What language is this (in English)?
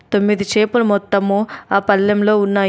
Telugu